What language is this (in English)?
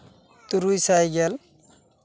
Santali